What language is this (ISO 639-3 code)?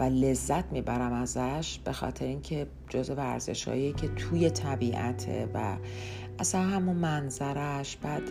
fas